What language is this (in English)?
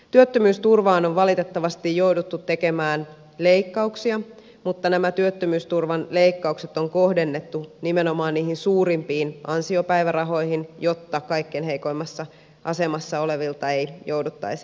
Finnish